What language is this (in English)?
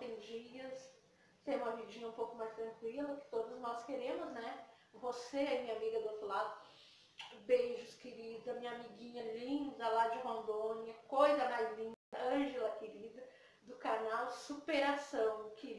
Portuguese